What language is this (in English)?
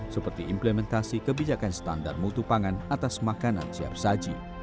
Indonesian